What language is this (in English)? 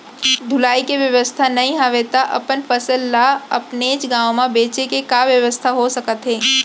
Chhattisgarhi